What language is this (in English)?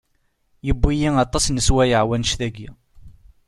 Kabyle